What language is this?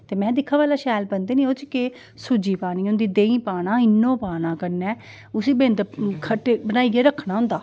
Dogri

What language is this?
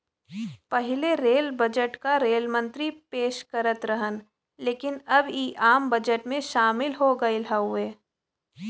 Bhojpuri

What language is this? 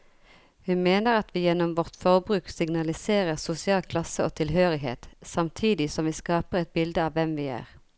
Norwegian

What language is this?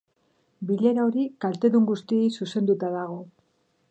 Basque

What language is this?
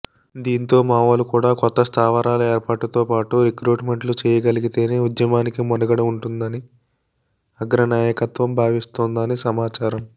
Telugu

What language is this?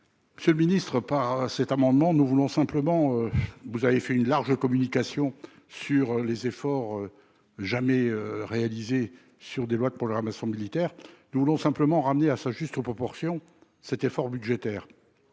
French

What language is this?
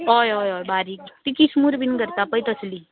Konkani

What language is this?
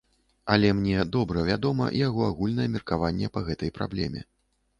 Belarusian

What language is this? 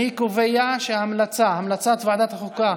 Hebrew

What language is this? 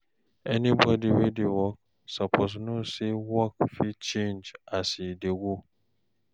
Nigerian Pidgin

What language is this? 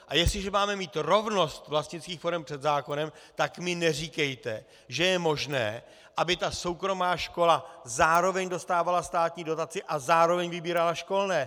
Czech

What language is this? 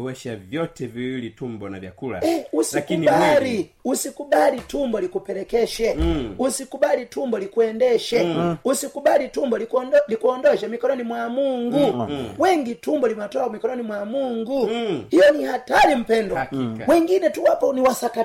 Swahili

